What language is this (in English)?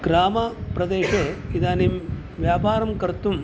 Sanskrit